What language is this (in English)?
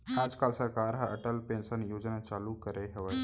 Chhattisgarhi